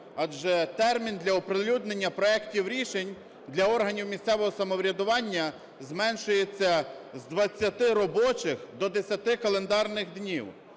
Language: Ukrainian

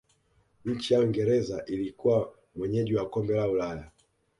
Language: Swahili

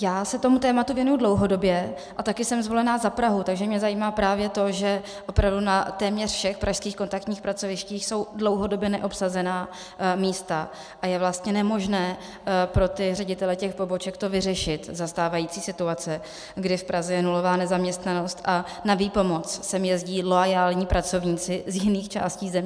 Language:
Czech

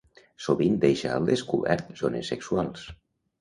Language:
Catalan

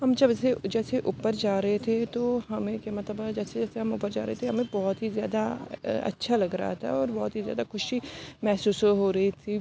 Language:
Urdu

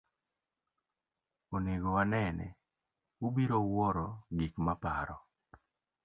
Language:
Luo (Kenya and Tanzania)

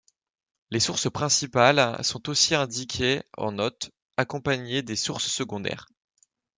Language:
French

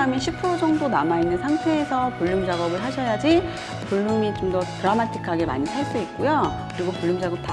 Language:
Korean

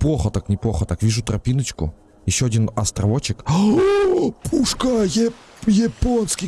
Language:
Russian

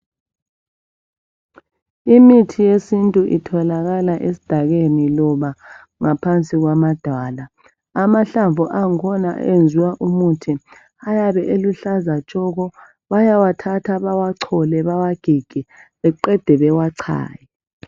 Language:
North Ndebele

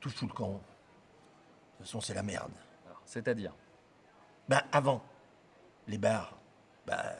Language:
French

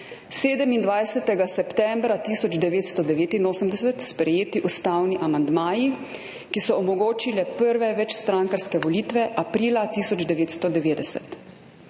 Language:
Slovenian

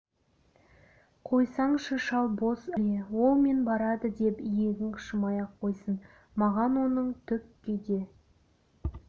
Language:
Kazakh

